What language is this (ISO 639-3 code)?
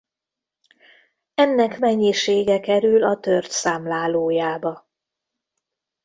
hun